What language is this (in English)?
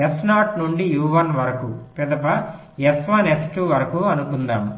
Telugu